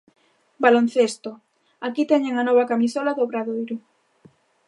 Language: Galician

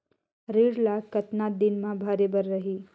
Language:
Chhattisgarhi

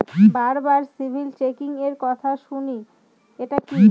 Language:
Bangla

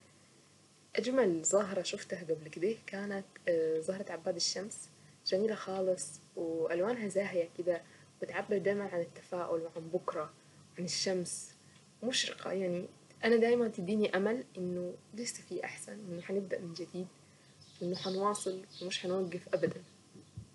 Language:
Saidi Arabic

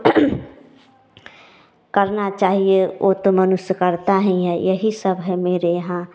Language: Hindi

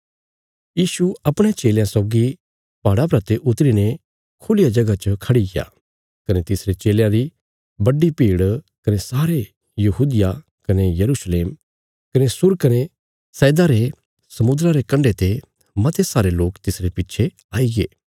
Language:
Bilaspuri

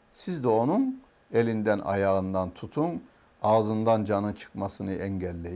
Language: Turkish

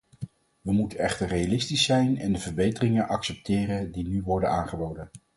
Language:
Dutch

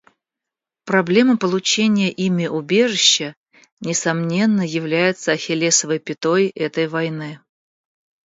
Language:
Russian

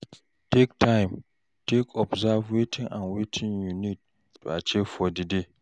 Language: Nigerian Pidgin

